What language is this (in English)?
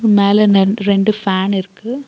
Tamil